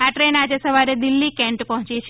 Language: Gujarati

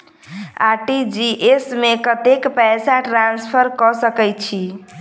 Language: Maithili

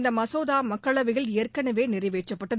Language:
Tamil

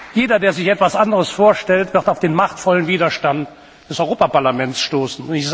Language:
German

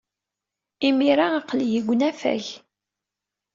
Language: Kabyle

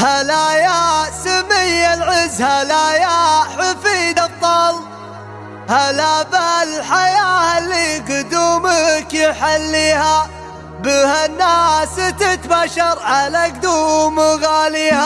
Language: Arabic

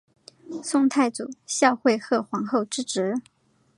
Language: Chinese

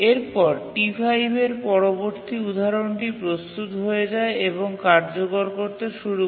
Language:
Bangla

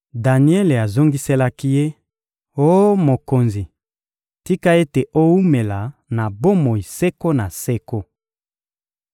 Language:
Lingala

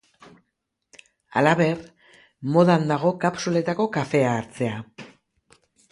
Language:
Basque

